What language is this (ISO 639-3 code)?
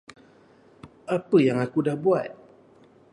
msa